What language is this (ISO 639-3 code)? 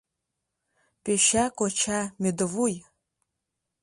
chm